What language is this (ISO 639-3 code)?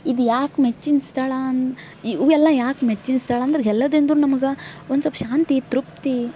kan